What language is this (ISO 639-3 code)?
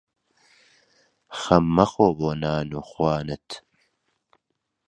ckb